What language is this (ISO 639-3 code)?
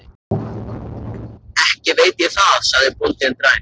isl